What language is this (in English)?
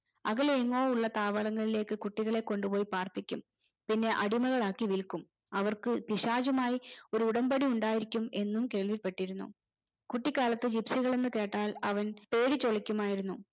Malayalam